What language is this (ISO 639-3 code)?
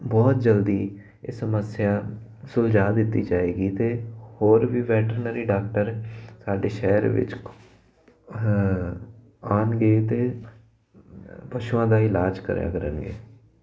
pan